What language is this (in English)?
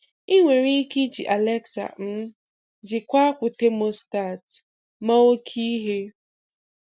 Igbo